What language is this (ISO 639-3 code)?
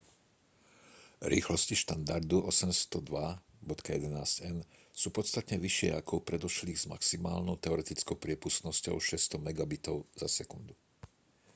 slk